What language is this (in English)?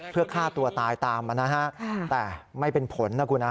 Thai